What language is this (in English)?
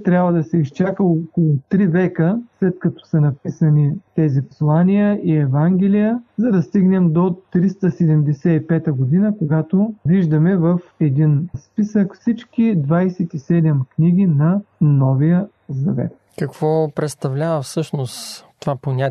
Bulgarian